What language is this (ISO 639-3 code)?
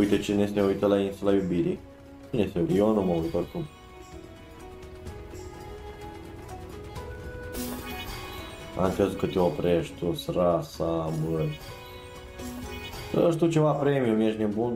ron